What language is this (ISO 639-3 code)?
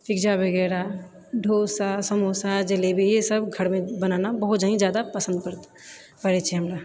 mai